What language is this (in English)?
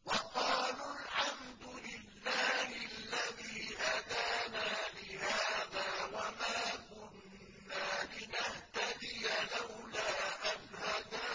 Arabic